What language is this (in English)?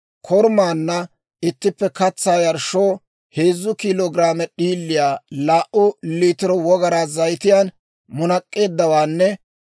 Dawro